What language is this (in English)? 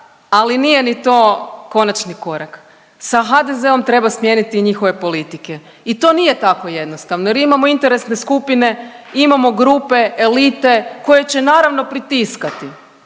Croatian